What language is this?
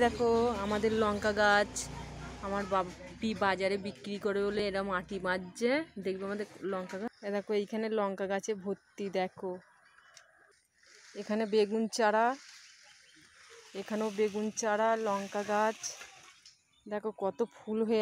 Arabic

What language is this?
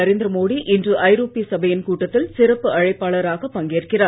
Tamil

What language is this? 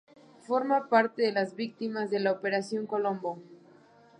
Spanish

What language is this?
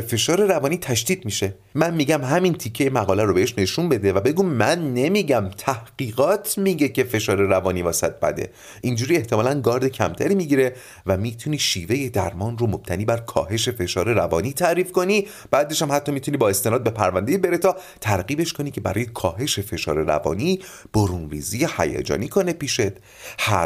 Persian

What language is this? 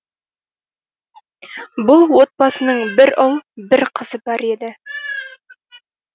Kazakh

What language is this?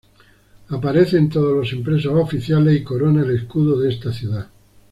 Spanish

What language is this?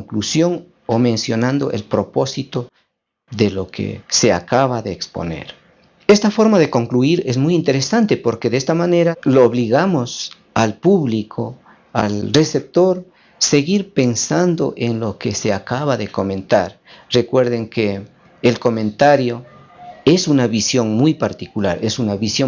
Spanish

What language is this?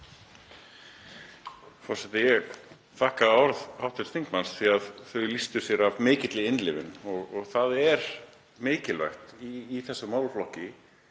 Icelandic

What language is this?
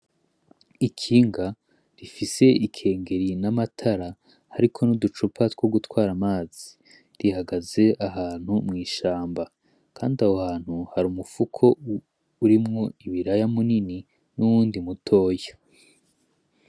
Rundi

